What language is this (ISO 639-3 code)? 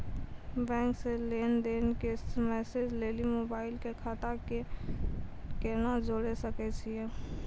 mai